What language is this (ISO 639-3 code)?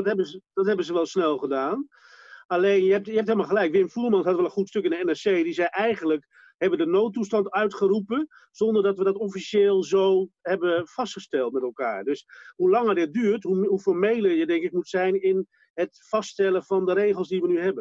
nld